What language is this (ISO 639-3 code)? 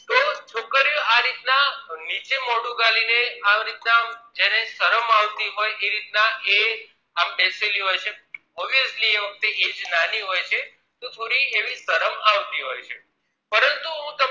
guj